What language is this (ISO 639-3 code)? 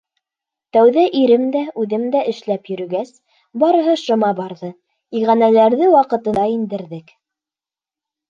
bak